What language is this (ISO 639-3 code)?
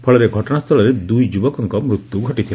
ori